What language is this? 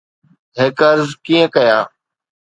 Sindhi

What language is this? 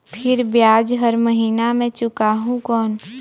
Chhattisgarhi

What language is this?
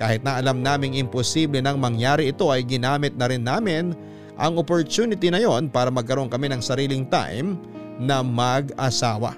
Filipino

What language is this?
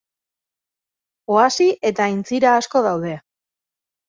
Basque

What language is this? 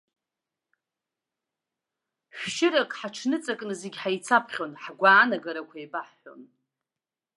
Abkhazian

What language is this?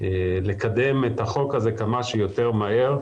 Hebrew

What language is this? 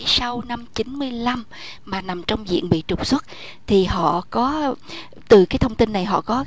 Vietnamese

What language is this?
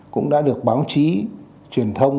Vietnamese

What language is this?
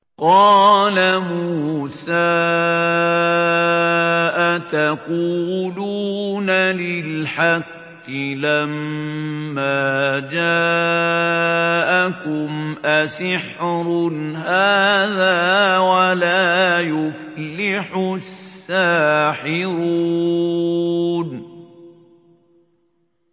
Arabic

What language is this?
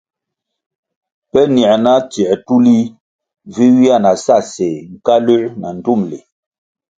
Kwasio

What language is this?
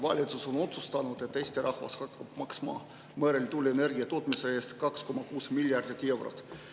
Estonian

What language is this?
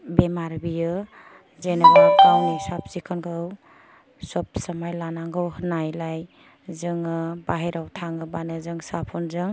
Bodo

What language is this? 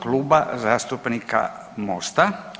Croatian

